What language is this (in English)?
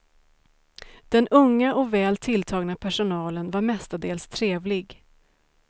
Swedish